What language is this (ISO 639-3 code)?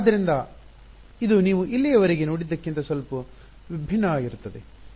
kan